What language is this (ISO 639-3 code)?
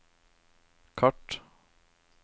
nor